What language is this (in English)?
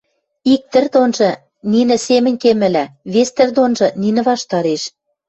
Western Mari